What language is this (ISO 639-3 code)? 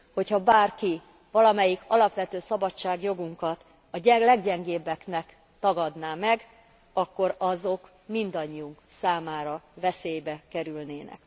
hun